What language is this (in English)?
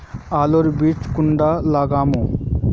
Magahi